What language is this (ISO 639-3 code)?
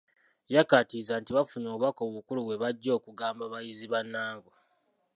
lug